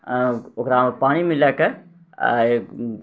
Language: Maithili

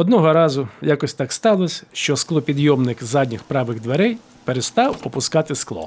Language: Ukrainian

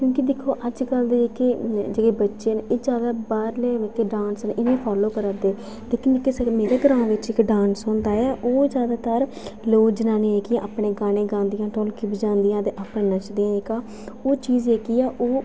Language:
Dogri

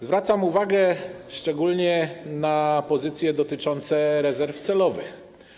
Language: Polish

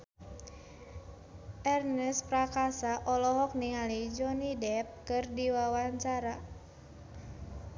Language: Sundanese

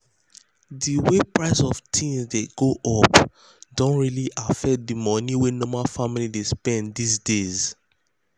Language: Nigerian Pidgin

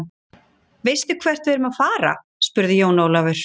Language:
Icelandic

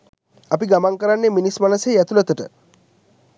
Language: Sinhala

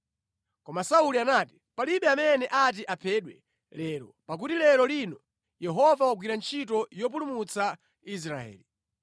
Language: Nyanja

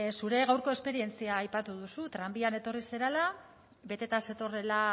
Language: Basque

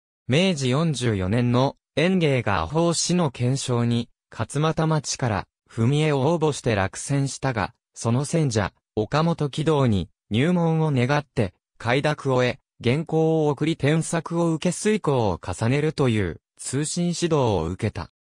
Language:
Japanese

